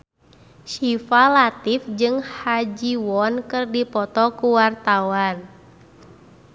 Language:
Sundanese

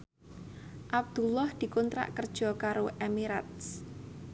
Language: Javanese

